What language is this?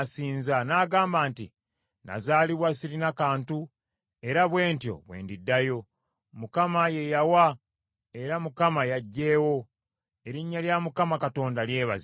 Ganda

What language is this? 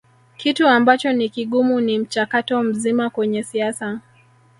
Swahili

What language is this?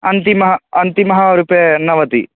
Sanskrit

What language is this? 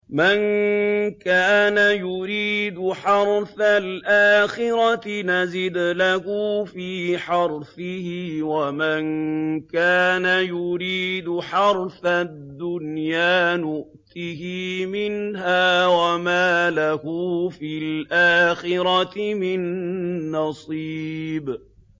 Arabic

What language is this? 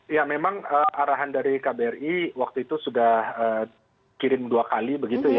Indonesian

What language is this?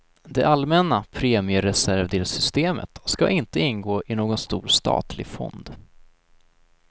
Swedish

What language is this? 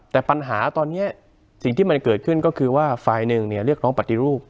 Thai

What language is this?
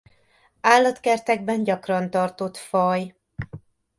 Hungarian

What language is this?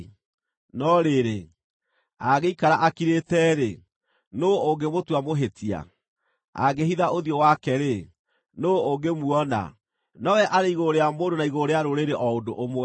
Kikuyu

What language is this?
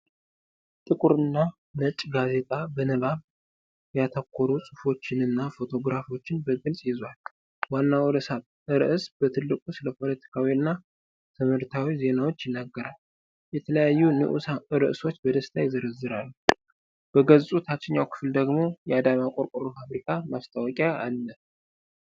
Amharic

